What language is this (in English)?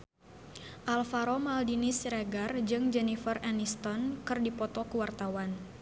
Sundanese